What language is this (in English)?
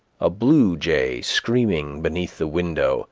English